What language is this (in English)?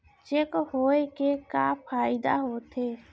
Chhattisgarhi